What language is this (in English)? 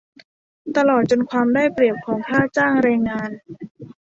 Thai